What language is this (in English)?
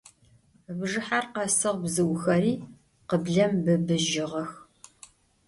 Adyghe